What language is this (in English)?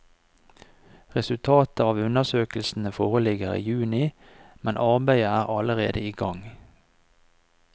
Norwegian